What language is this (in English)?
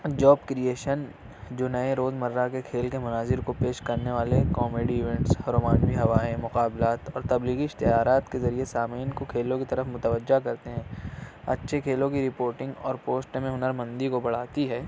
Urdu